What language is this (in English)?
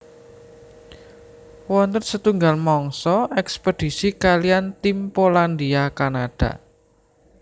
Javanese